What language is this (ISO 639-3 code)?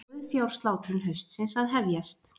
isl